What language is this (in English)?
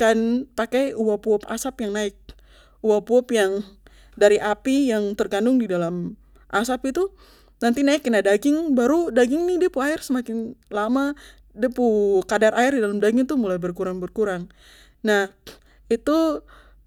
Papuan Malay